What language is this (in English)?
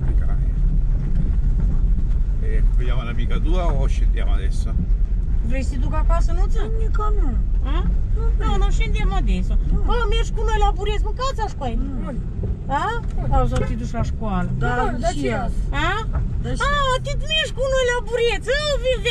Italian